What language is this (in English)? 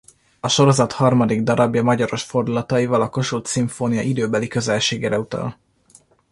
Hungarian